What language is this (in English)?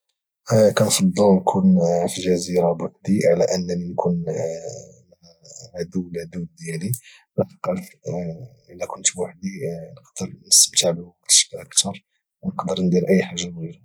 Moroccan Arabic